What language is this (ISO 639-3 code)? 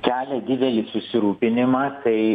lit